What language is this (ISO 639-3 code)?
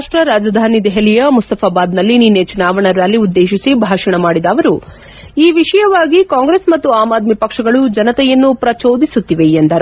kan